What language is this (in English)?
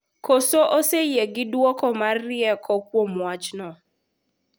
Luo (Kenya and Tanzania)